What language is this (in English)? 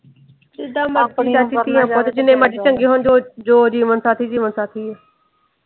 Punjabi